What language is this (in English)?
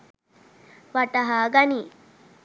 Sinhala